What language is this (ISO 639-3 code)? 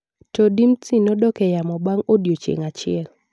luo